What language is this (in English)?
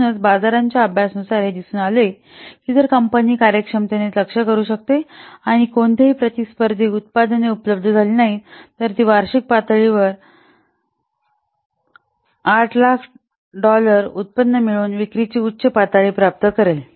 Marathi